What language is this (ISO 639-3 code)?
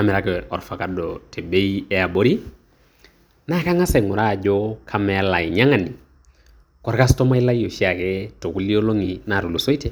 mas